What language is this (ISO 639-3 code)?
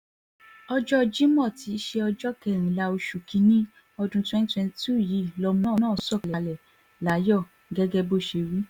yor